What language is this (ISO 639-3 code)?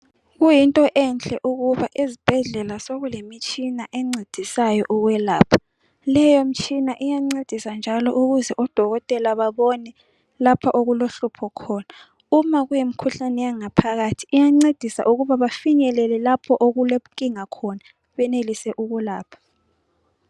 nde